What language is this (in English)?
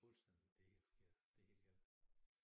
Danish